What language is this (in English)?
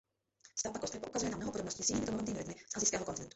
Czech